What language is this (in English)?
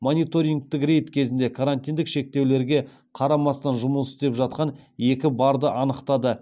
Kazakh